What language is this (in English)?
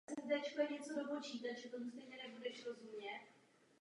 Czech